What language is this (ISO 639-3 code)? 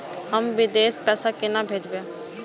mai